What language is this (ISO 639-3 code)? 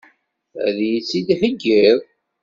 kab